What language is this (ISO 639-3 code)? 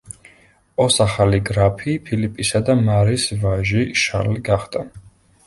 kat